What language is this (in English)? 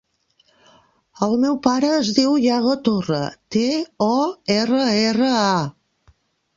Catalan